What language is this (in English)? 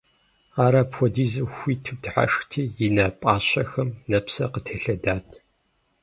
Kabardian